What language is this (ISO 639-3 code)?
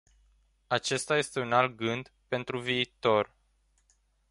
ron